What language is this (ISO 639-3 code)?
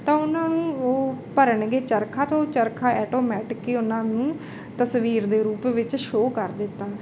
pan